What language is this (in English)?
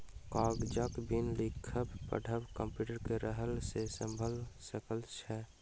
Maithili